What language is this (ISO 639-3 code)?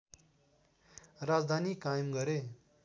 nep